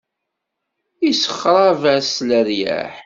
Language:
Kabyle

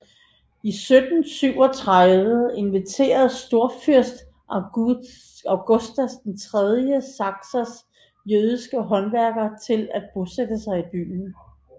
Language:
Danish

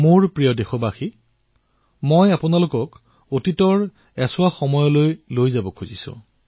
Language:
Assamese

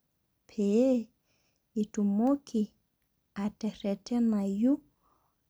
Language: Masai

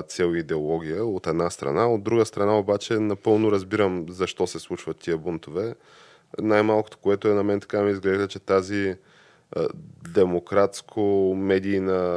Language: Bulgarian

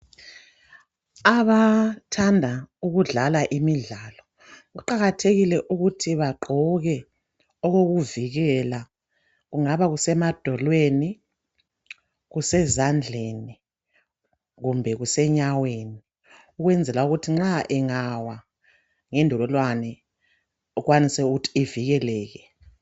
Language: North Ndebele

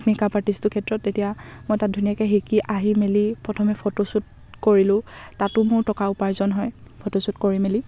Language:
Assamese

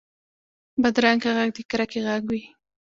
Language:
Pashto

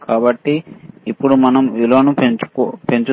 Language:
Telugu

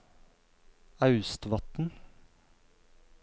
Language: Norwegian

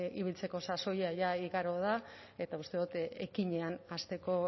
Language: Basque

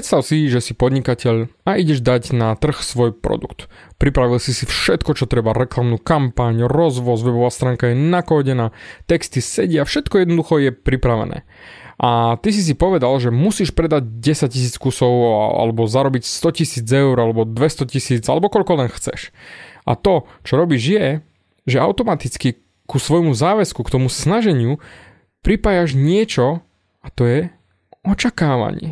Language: Slovak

